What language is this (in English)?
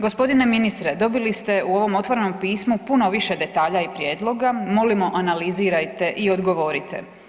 Croatian